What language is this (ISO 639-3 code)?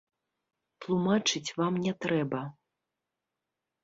bel